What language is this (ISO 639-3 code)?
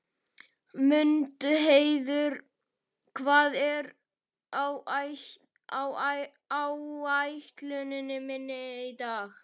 isl